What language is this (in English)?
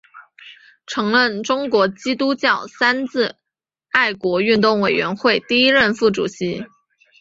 Chinese